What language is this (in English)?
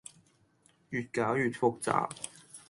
Cantonese